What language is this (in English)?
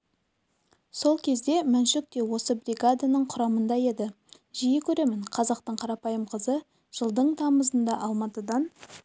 Kazakh